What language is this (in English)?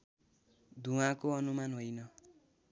Nepali